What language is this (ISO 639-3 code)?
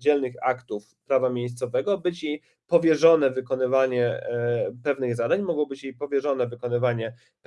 pol